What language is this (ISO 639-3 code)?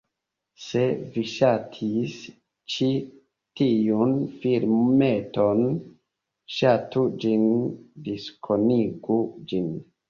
epo